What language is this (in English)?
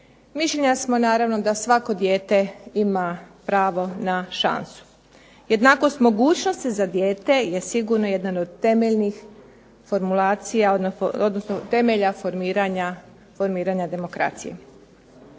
Croatian